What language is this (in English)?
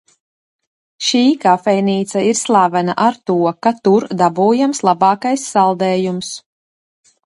Latvian